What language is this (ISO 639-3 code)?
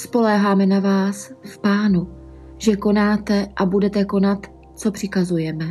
ces